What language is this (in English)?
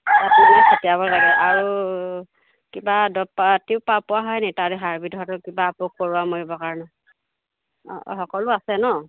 Assamese